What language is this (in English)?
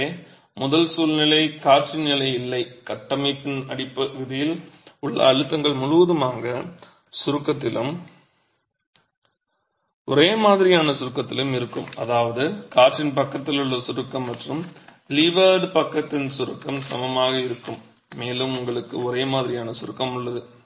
Tamil